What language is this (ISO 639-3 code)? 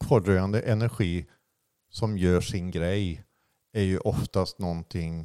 swe